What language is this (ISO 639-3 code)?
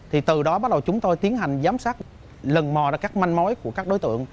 vie